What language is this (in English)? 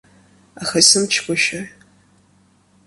Abkhazian